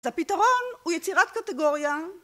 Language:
Hebrew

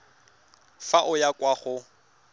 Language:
Tswana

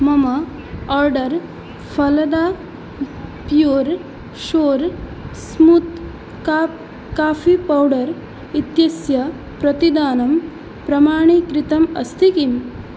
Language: Sanskrit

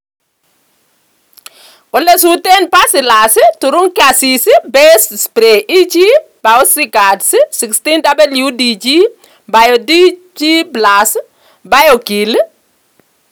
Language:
Kalenjin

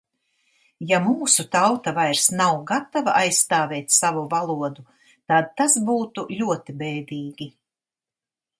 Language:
Latvian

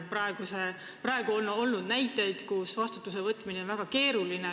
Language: Estonian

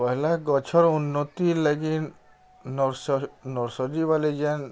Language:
Odia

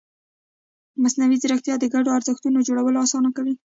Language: Pashto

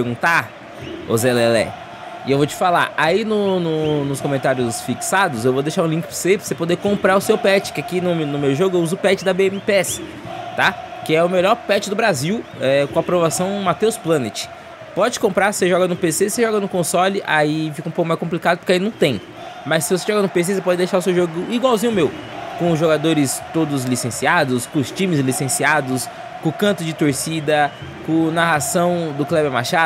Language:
Portuguese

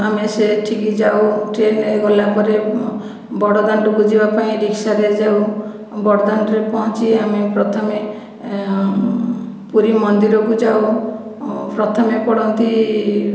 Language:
Odia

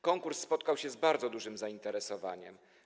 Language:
Polish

